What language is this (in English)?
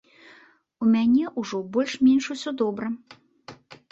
Belarusian